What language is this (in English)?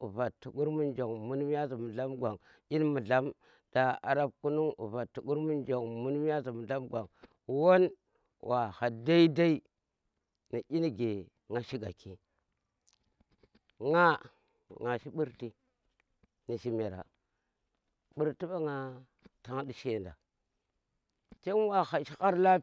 Tera